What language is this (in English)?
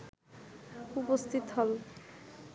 Bangla